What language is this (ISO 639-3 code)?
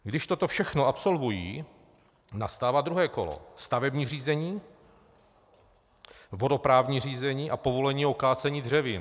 ces